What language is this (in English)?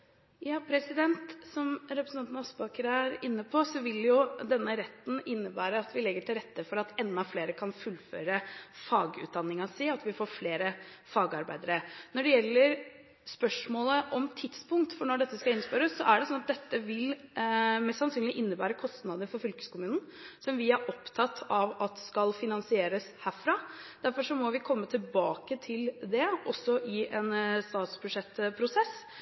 Norwegian Bokmål